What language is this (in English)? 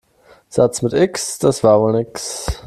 German